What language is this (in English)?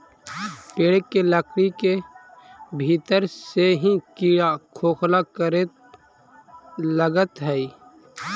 Magahi